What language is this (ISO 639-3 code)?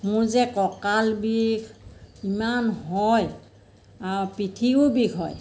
asm